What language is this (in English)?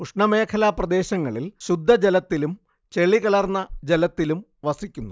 Malayalam